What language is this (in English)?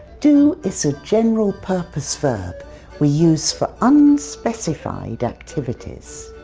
English